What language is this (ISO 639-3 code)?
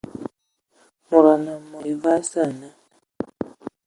ewo